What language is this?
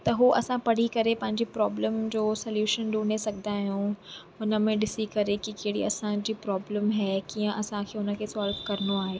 Sindhi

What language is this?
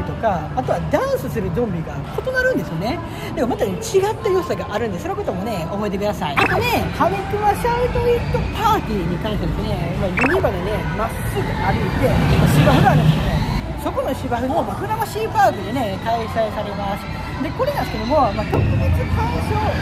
Japanese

